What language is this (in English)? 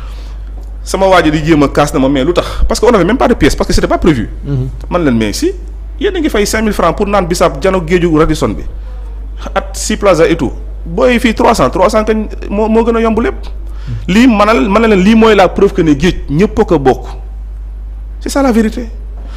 French